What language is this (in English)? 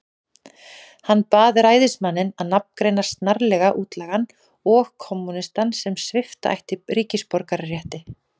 Icelandic